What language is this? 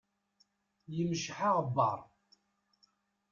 Kabyle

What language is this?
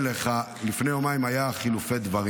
Hebrew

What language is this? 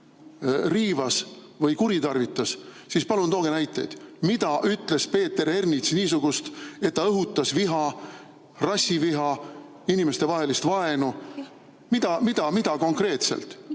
Estonian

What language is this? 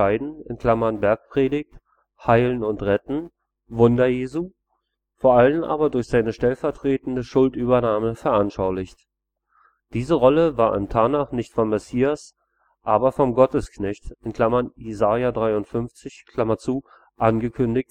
German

